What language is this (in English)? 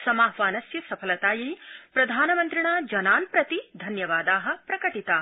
Sanskrit